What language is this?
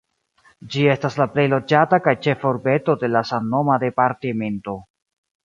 Esperanto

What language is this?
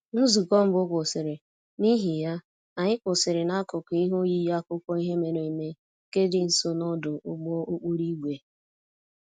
Igbo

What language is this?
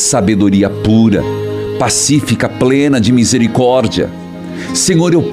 Portuguese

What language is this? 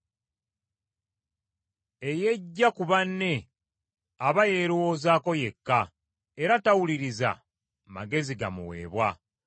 Ganda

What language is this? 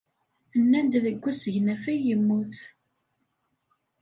Kabyle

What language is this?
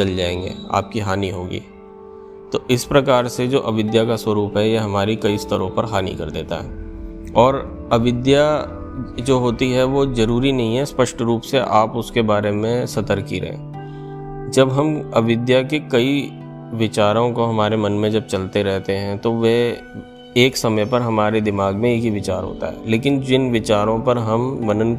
Hindi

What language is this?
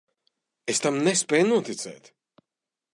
Latvian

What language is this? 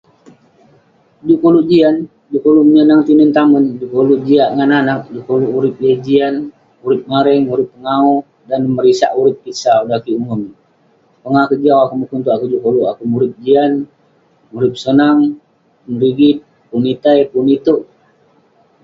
Western Penan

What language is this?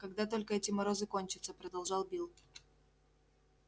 Russian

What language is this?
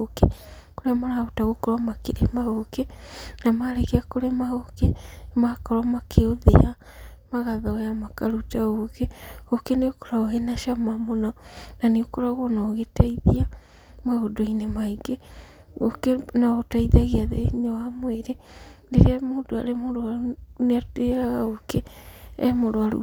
Kikuyu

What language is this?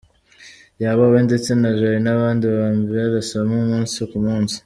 Kinyarwanda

